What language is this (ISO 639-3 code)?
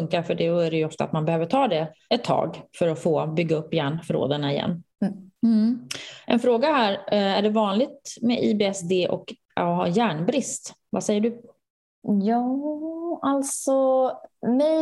swe